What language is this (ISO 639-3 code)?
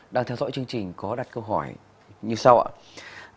vie